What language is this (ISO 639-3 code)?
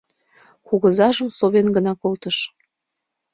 chm